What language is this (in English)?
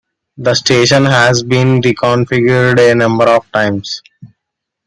English